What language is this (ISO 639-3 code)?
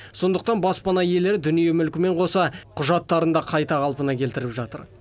kaz